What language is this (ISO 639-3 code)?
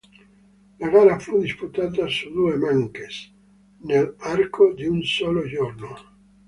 ita